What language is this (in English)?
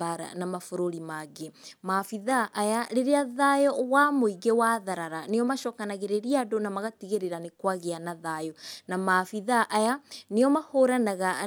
Kikuyu